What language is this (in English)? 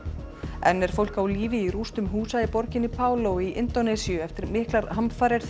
Icelandic